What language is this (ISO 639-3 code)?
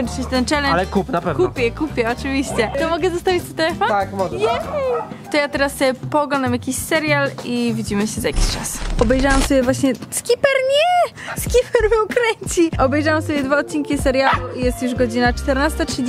pol